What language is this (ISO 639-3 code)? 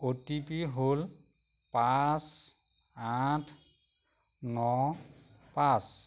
asm